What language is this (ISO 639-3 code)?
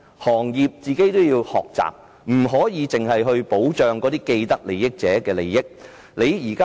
yue